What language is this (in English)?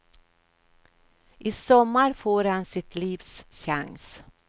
Swedish